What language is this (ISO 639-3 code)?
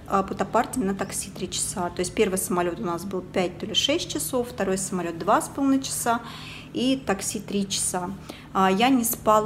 rus